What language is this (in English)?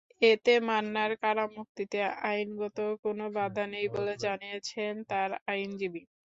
Bangla